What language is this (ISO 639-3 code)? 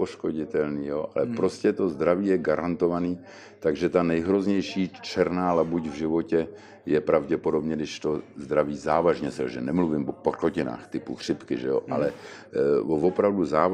ces